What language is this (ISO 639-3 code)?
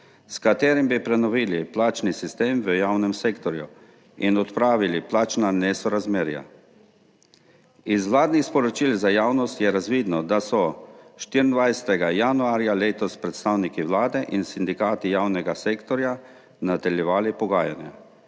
slv